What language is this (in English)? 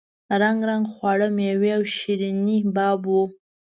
Pashto